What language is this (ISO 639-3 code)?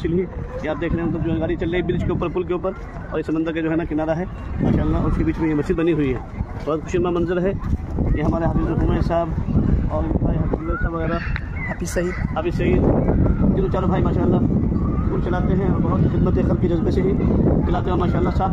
hin